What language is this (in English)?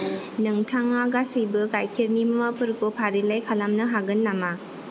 Bodo